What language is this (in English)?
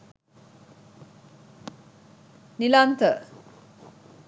Sinhala